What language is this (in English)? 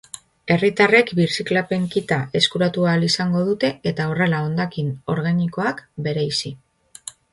Basque